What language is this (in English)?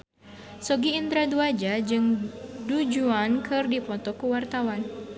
Sundanese